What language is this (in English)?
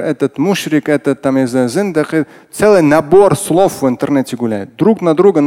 Russian